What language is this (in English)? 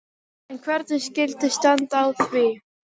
Icelandic